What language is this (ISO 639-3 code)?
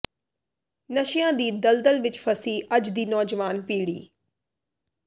pan